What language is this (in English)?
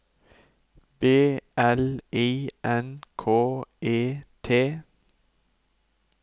Norwegian